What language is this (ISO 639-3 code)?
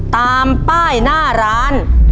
tha